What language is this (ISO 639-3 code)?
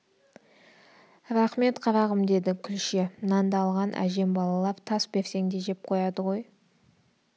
kaz